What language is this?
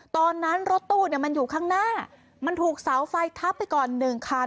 Thai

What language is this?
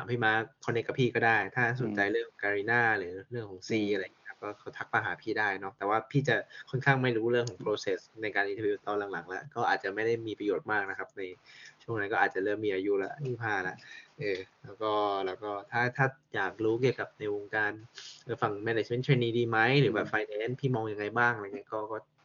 Thai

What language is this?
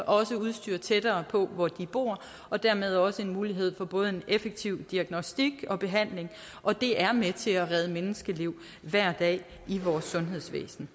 Danish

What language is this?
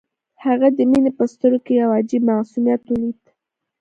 Pashto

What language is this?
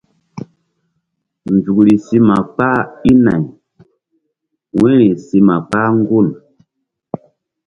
Mbum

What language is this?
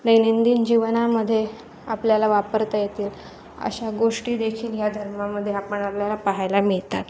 Marathi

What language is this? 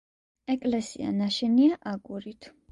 Georgian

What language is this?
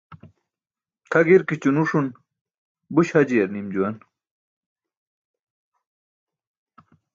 Burushaski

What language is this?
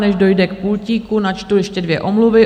Czech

